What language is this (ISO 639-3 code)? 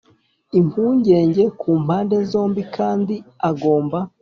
kin